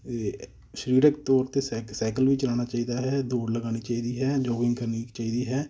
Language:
Punjabi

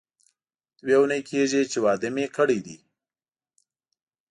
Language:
Pashto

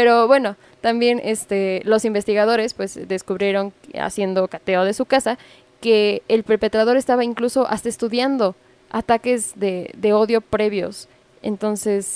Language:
Spanish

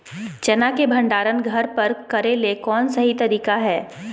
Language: Magahi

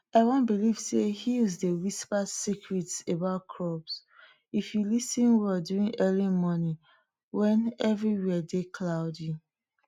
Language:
Nigerian Pidgin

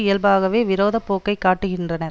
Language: Tamil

